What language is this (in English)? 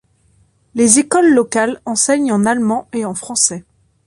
French